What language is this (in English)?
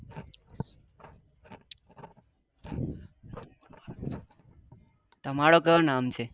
Gujarati